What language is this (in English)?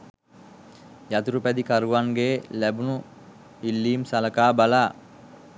Sinhala